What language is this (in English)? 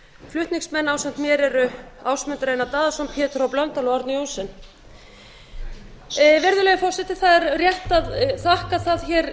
Icelandic